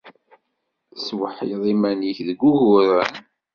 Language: Kabyle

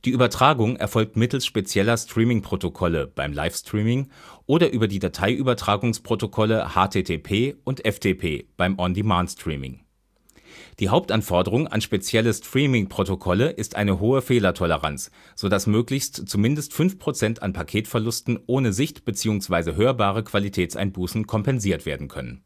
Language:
German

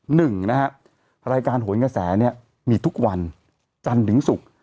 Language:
Thai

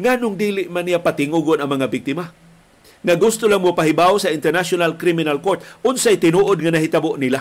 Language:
Filipino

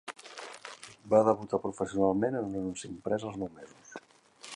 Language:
Catalan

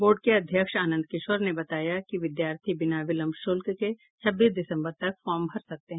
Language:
Hindi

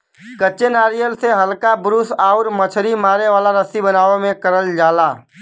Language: Bhojpuri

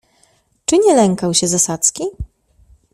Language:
Polish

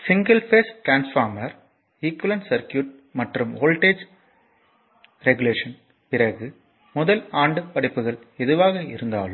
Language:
Tamil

